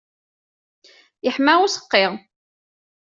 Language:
Kabyle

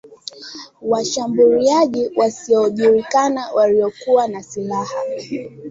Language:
Swahili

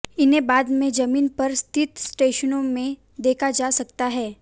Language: Hindi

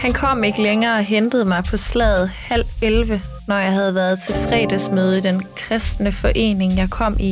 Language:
Danish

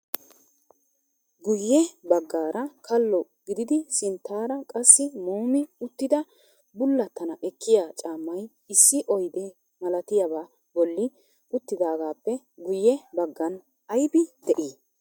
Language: Wolaytta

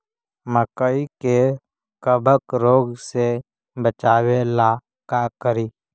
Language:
Magahi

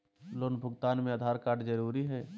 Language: Magahi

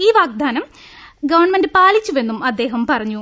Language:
Malayalam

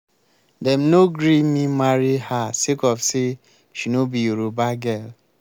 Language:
Nigerian Pidgin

